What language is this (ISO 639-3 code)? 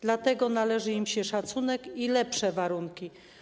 pol